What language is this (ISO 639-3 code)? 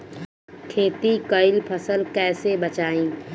bho